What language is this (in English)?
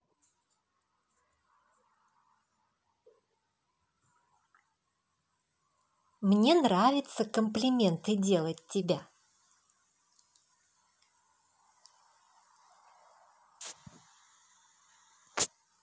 Russian